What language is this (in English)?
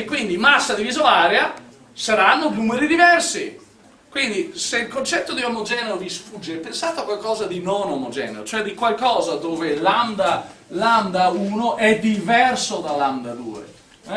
Italian